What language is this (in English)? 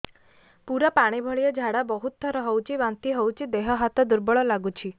Odia